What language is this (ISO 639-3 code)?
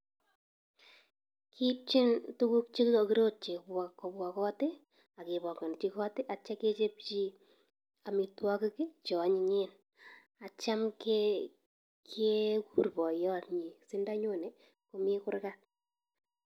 kln